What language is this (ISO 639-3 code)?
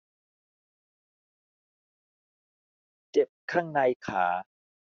tha